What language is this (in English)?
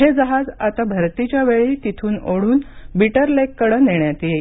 Marathi